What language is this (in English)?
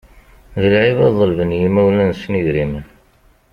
Kabyle